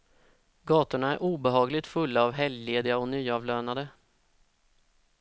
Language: Swedish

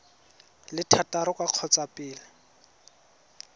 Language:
Tswana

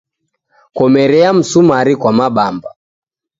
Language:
Taita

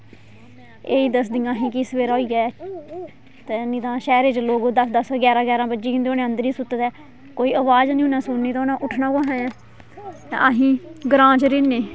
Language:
Dogri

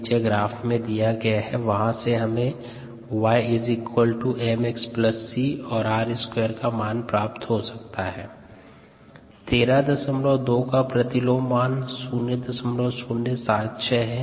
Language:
Hindi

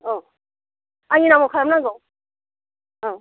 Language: Bodo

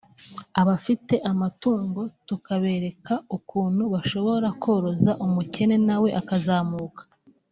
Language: Kinyarwanda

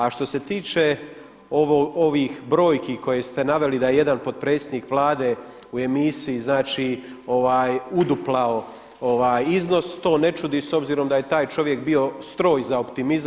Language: Croatian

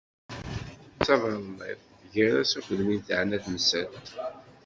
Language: Kabyle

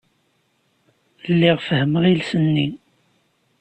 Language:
Kabyle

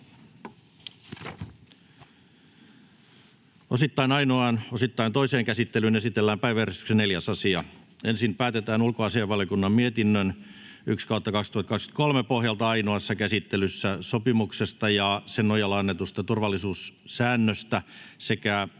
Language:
Finnish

